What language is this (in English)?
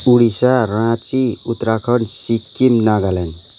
Nepali